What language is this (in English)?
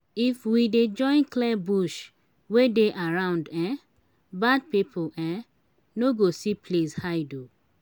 Nigerian Pidgin